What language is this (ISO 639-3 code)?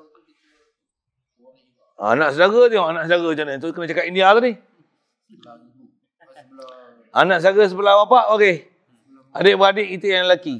msa